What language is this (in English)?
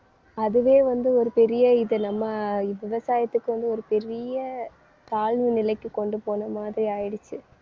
Tamil